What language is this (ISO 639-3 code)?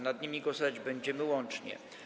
pol